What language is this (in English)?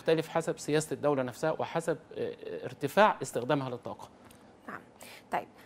Arabic